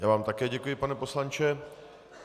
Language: Czech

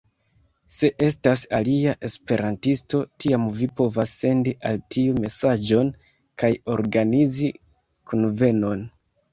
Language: Esperanto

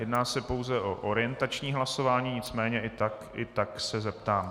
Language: Czech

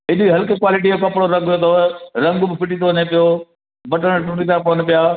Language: Sindhi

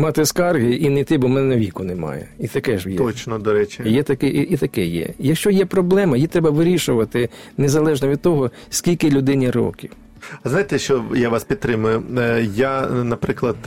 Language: Ukrainian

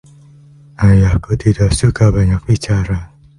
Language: Indonesian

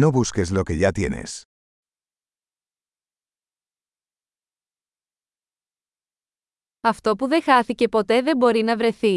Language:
Greek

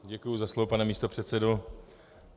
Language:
Czech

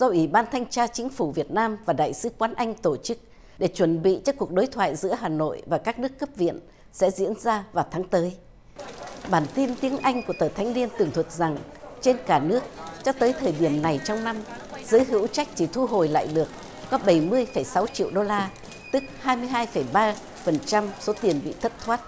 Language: Vietnamese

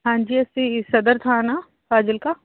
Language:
Punjabi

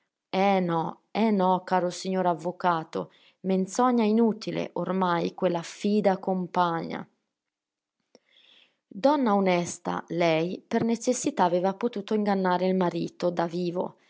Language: Italian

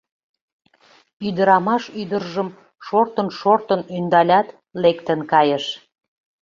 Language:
Mari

